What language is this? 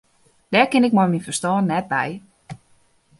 Western Frisian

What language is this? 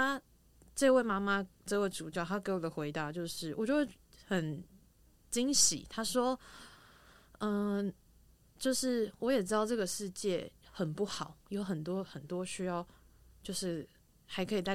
Chinese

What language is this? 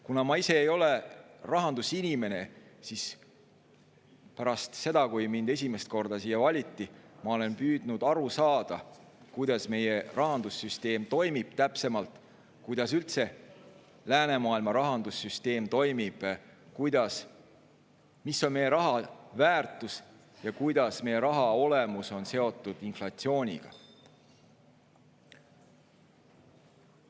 Estonian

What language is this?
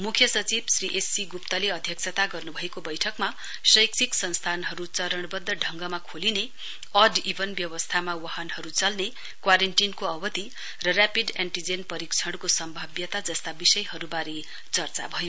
Nepali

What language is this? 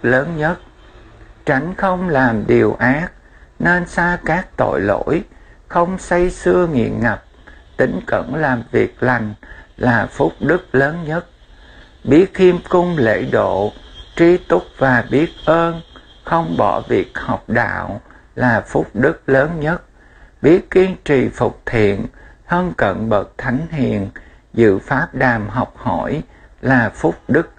Vietnamese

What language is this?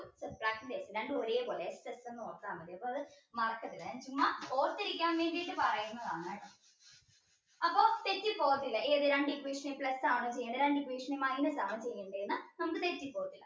Malayalam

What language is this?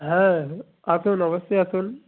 Bangla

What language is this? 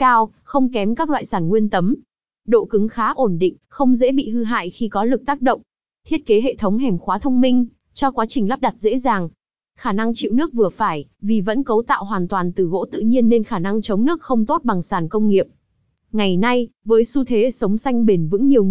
Vietnamese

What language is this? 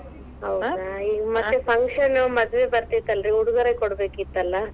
Kannada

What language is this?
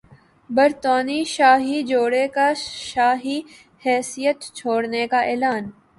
Urdu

